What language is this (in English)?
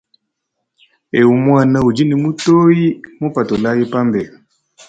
Luba-Lulua